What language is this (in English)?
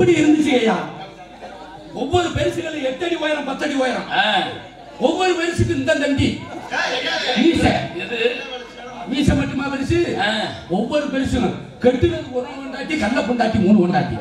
Tamil